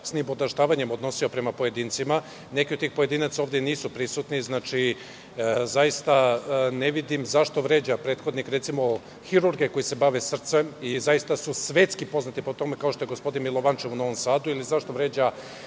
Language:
Serbian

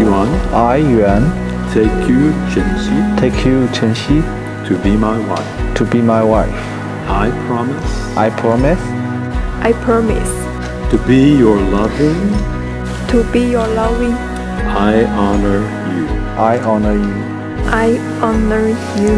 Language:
English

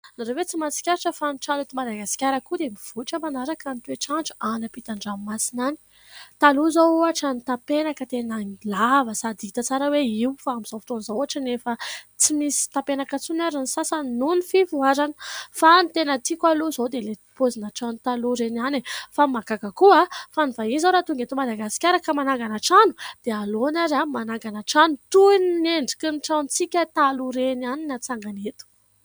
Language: Malagasy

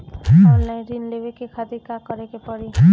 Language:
Bhojpuri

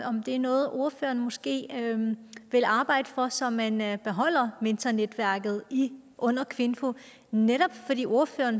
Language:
Danish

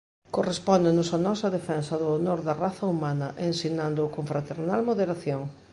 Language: Galician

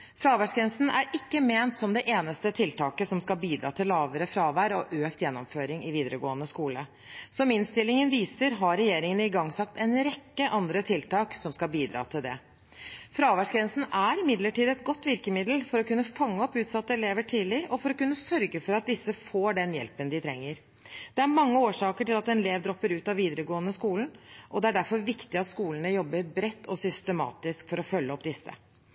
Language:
Norwegian Bokmål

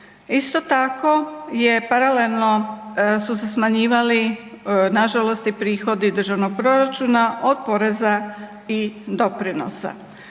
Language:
Croatian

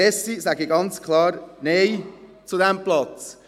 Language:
Swiss German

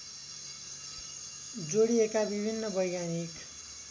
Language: Nepali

